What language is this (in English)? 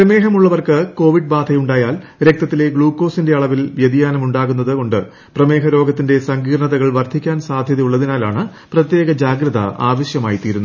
Malayalam